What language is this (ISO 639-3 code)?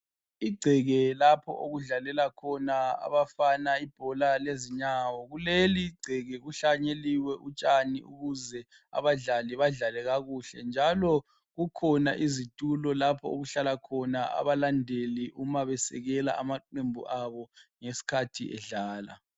nde